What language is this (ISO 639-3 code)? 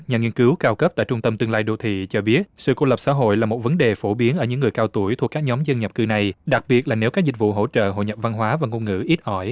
vie